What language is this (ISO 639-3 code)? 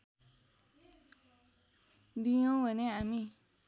nep